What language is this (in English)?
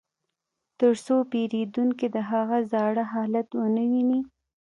Pashto